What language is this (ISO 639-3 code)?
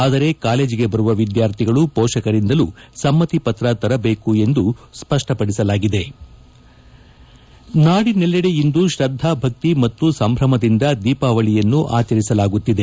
kan